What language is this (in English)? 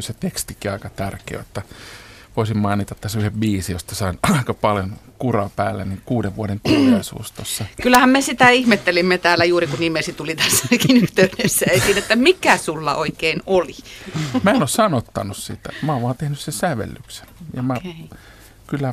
Finnish